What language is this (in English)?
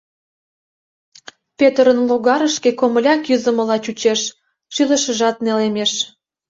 Mari